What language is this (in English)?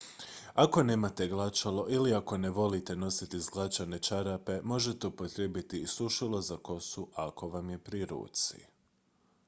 Croatian